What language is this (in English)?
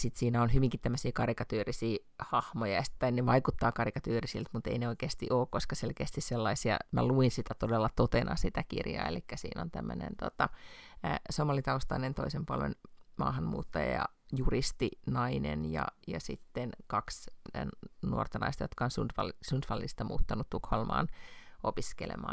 Finnish